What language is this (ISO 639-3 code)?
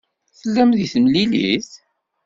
kab